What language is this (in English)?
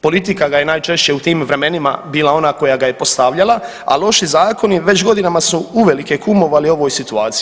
Croatian